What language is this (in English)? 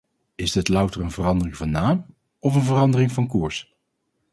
Dutch